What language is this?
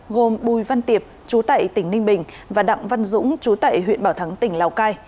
Vietnamese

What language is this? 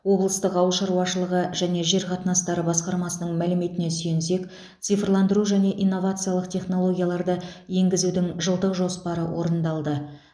Kazakh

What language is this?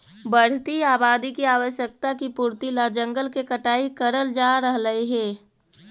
Magahi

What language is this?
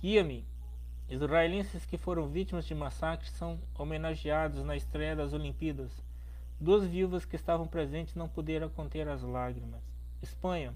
Portuguese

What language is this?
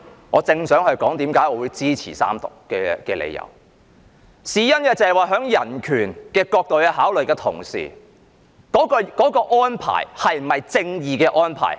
Cantonese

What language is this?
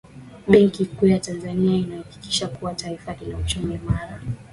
Swahili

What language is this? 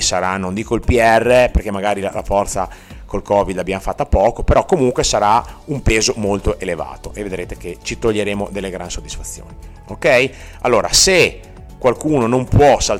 Italian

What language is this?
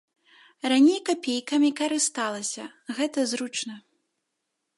Belarusian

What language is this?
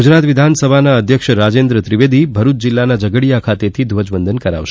Gujarati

